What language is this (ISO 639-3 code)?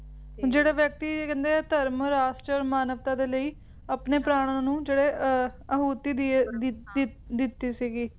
pan